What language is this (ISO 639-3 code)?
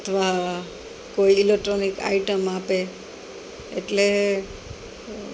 guj